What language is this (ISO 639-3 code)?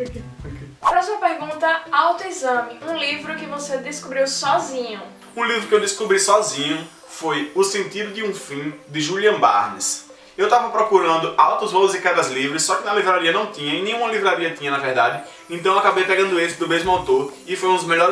por